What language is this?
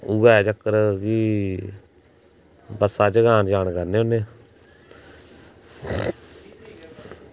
Dogri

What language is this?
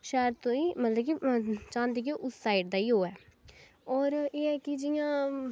Dogri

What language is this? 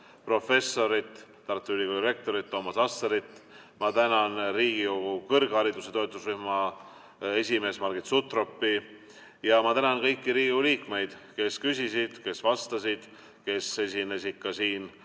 Estonian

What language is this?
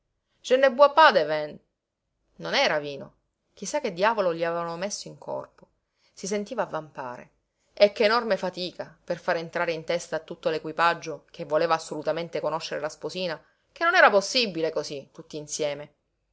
Italian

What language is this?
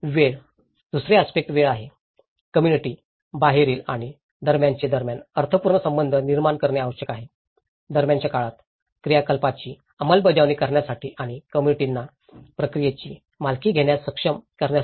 Marathi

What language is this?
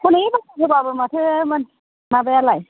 Bodo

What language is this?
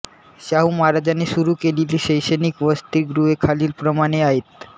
Marathi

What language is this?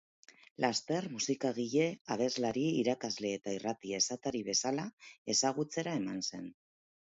Basque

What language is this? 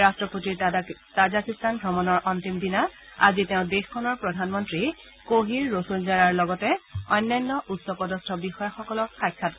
Assamese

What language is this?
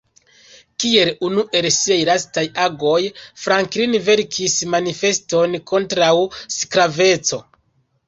Esperanto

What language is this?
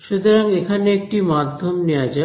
Bangla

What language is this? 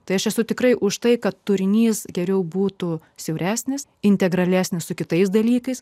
Lithuanian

